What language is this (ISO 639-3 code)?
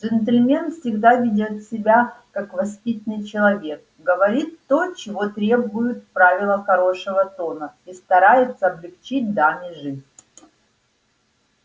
rus